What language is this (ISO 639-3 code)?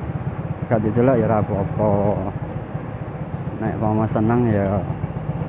ind